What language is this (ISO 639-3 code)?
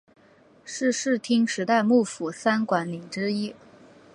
zho